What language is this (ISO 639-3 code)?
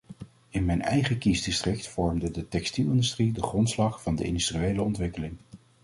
nld